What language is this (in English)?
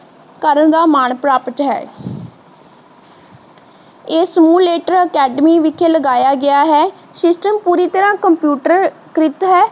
Punjabi